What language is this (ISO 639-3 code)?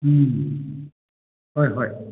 mni